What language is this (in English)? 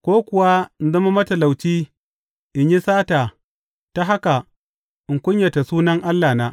Hausa